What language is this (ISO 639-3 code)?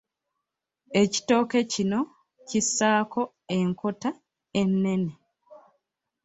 lug